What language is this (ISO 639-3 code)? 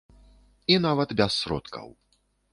bel